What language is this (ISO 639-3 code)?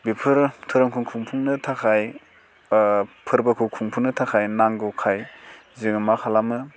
brx